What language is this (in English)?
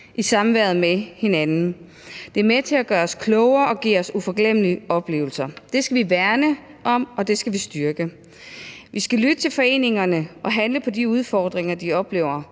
Danish